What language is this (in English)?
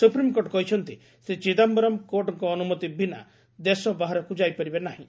Odia